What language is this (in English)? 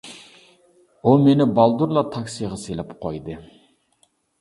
Uyghur